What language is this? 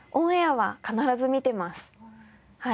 Japanese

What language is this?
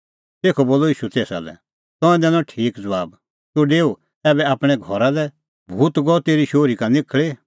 Kullu Pahari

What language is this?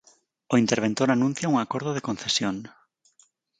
Galician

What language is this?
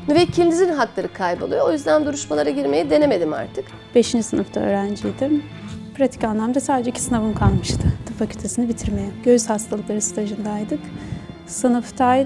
Turkish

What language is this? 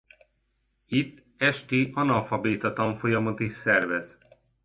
Hungarian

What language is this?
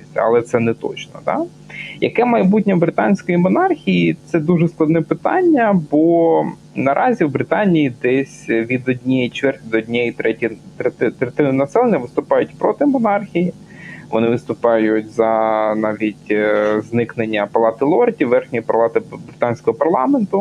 Ukrainian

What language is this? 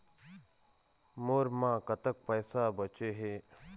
Chhattisgarhi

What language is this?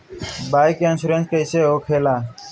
Bhojpuri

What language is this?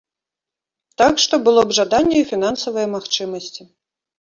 Belarusian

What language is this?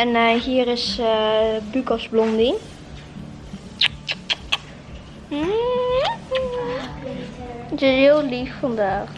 Dutch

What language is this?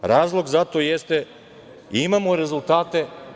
Serbian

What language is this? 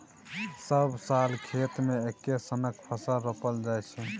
Maithili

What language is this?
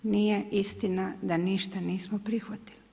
Croatian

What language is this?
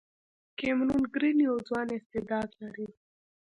Pashto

